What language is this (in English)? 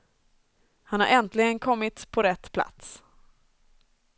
Swedish